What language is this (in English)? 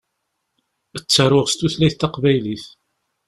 Kabyle